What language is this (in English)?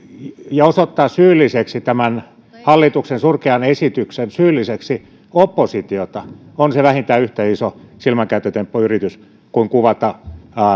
Finnish